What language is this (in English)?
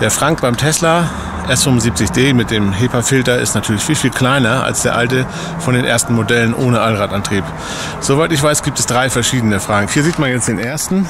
German